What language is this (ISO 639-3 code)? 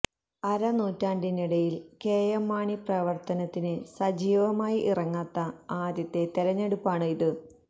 mal